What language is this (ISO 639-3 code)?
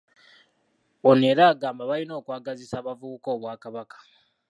lug